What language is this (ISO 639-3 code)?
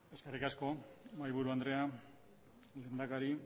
eus